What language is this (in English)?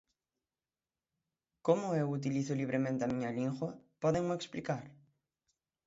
Galician